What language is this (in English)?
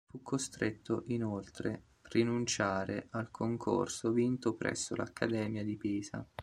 Italian